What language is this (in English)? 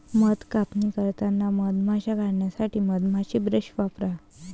Marathi